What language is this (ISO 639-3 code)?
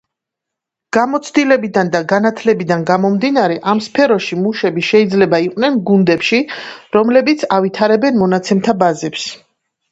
kat